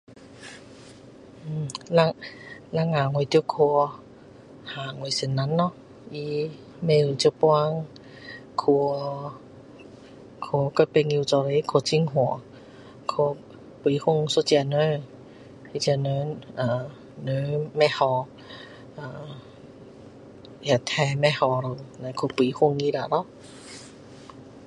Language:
Min Dong Chinese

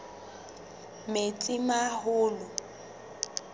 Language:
Southern Sotho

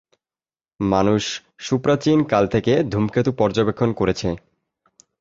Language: Bangla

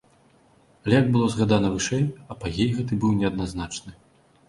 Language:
Belarusian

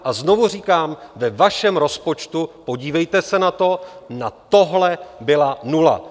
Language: Czech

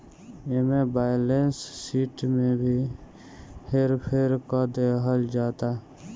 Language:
Bhojpuri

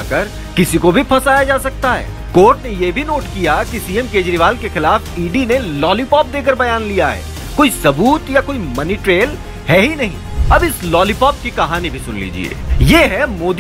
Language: Hindi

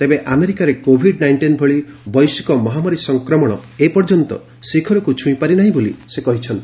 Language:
Odia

